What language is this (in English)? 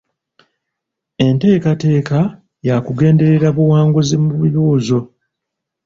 Ganda